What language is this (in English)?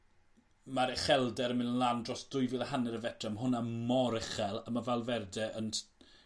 Welsh